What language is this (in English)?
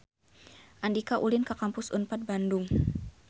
Sundanese